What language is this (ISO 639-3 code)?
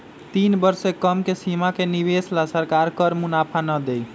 mag